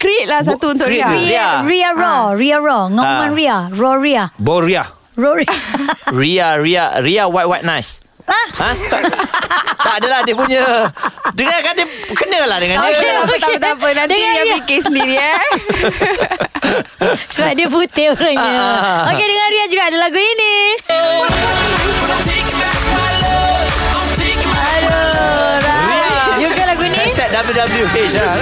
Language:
Malay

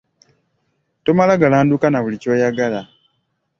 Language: Ganda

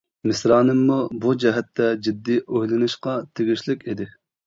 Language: Uyghur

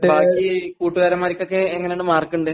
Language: Malayalam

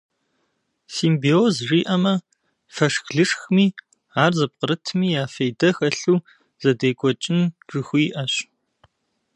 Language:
Kabardian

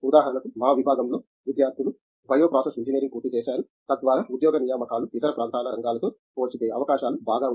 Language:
Telugu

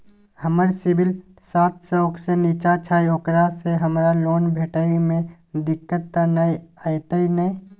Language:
Maithili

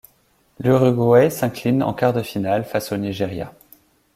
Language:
French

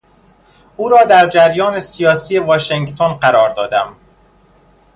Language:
Persian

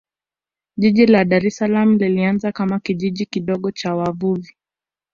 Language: Swahili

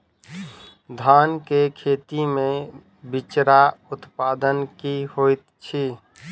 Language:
Maithili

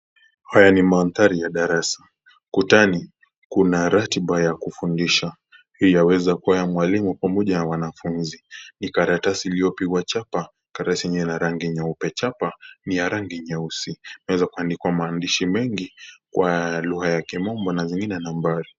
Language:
Swahili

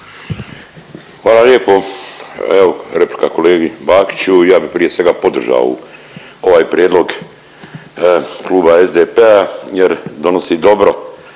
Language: Croatian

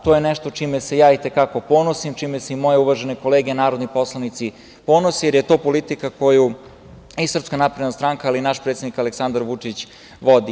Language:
Serbian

